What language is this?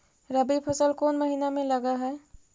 Magahi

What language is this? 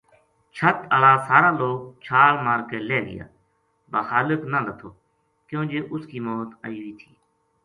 Gujari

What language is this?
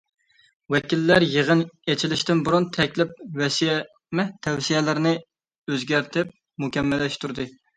Uyghur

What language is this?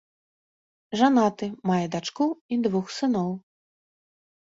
Belarusian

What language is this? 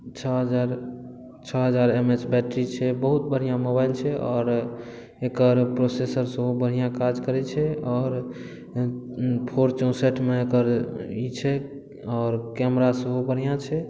Maithili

